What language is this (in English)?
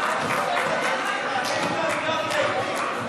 Hebrew